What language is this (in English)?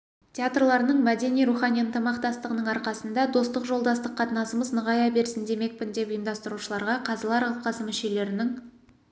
Kazakh